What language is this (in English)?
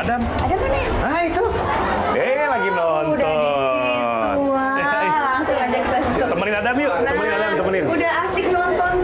Indonesian